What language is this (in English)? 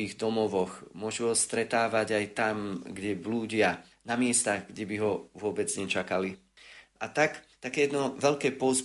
Slovak